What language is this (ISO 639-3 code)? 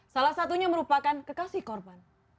ind